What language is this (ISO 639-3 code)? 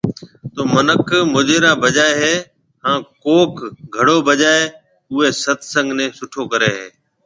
mve